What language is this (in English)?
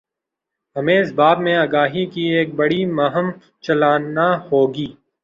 Urdu